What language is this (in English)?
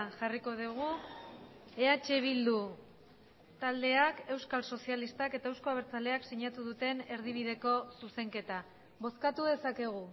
Basque